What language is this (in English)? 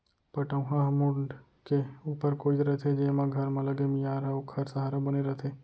Chhattisgarhi